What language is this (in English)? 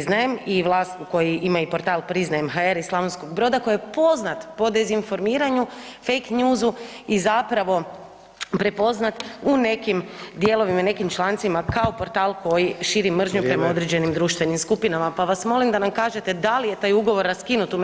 Croatian